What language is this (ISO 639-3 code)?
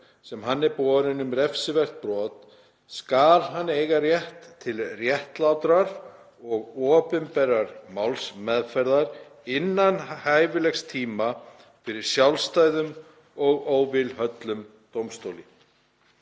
isl